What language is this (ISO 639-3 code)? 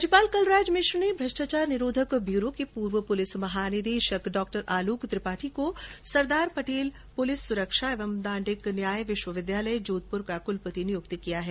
hin